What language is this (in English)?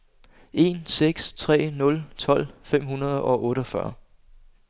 Danish